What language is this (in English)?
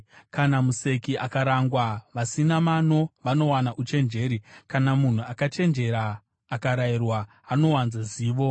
Shona